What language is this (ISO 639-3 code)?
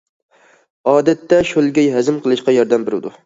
uig